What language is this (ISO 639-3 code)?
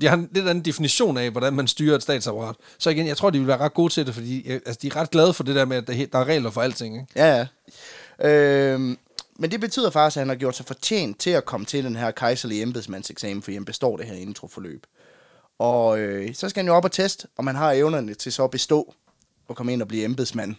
dan